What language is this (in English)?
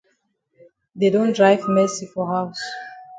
Cameroon Pidgin